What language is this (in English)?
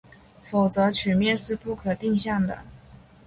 Chinese